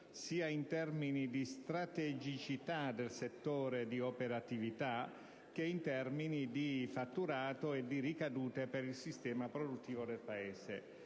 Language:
Italian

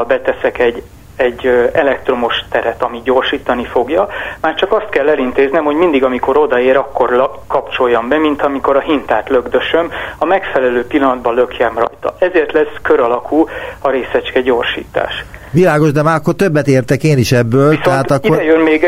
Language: Hungarian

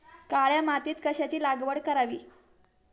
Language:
Marathi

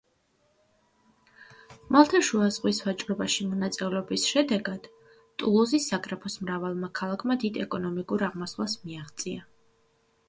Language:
Georgian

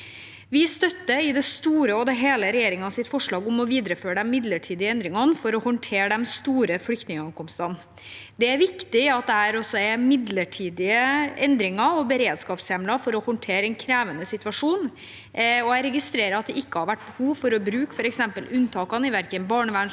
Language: Norwegian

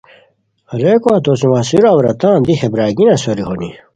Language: Khowar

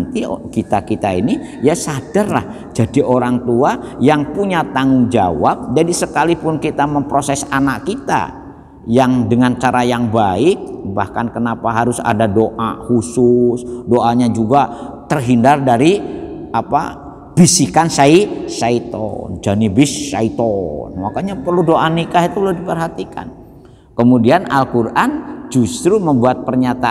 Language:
Indonesian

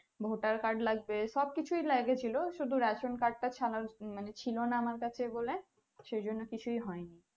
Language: Bangla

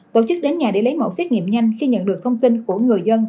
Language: Vietnamese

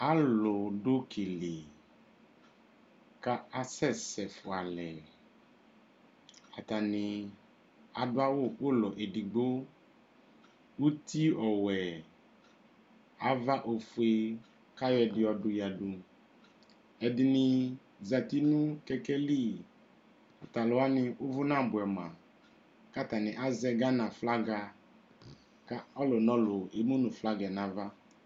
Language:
Ikposo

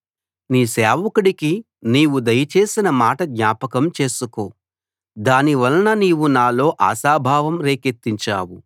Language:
Telugu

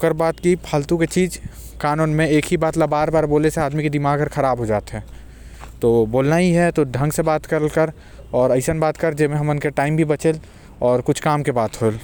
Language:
Korwa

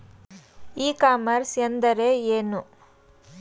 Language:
Kannada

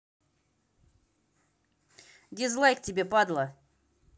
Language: Russian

